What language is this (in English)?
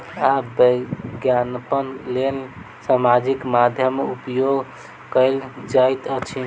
Maithili